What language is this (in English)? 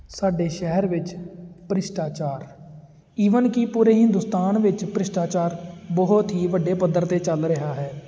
Punjabi